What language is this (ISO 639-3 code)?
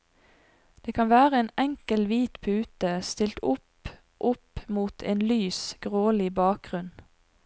nor